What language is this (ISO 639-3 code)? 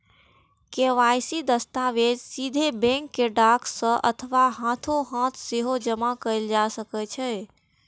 mai